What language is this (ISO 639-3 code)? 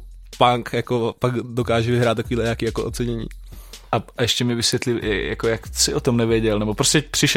ces